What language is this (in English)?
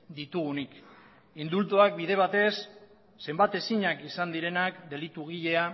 Basque